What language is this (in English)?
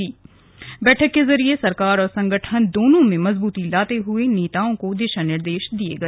Hindi